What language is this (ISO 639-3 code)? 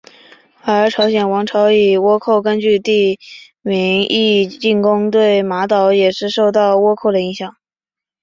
zho